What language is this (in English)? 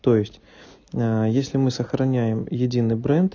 Russian